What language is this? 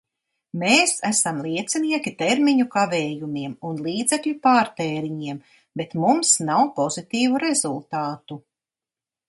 Latvian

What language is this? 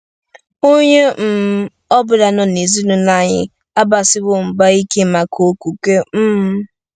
Igbo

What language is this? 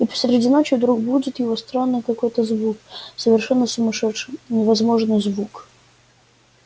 Russian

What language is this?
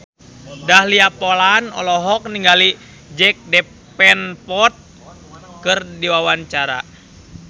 Sundanese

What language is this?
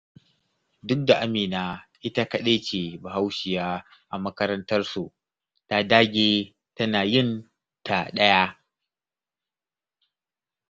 Hausa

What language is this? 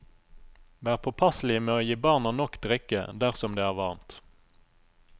Norwegian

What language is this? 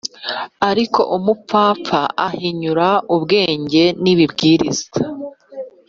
Kinyarwanda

